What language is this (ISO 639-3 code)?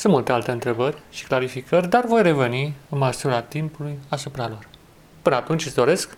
ron